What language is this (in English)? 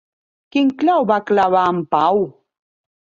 Catalan